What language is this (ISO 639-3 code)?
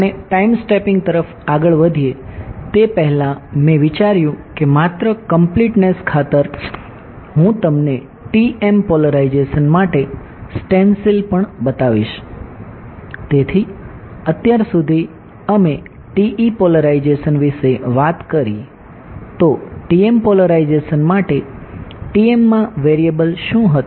guj